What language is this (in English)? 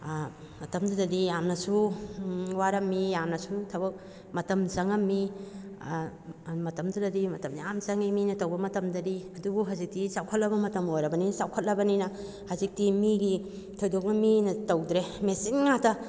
Manipuri